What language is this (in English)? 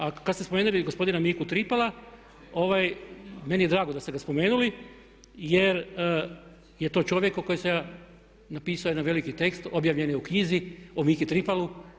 Croatian